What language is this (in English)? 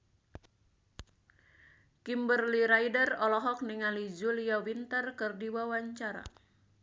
Sundanese